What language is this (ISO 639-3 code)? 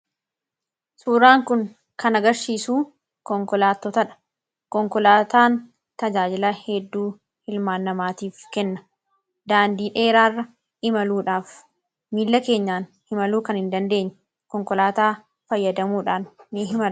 orm